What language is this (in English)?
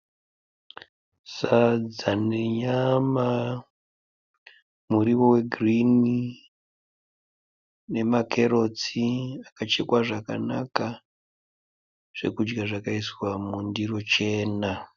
Shona